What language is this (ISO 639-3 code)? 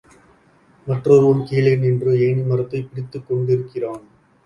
tam